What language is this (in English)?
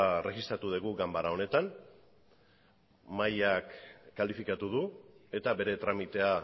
Basque